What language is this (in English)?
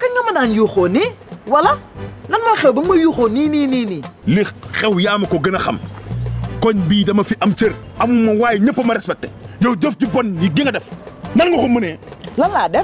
French